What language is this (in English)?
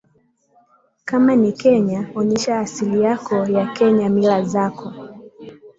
Swahili